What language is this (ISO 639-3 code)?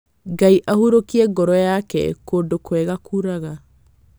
kik